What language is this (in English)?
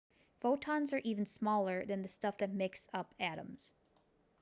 English